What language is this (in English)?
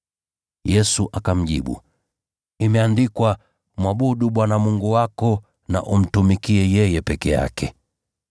Swahili